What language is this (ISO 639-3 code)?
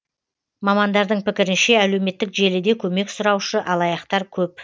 kaz